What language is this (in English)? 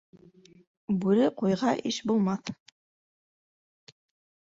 Bashkir